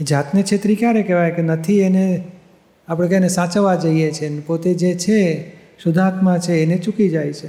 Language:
Gujarati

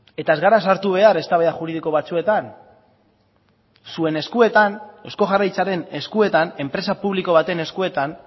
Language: Basque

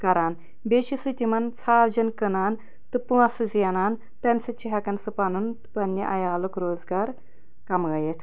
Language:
Kashmiri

